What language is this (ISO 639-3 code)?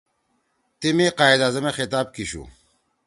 trw